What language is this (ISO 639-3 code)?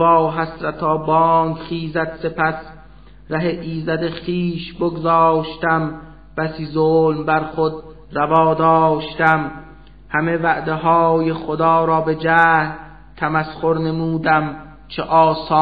fas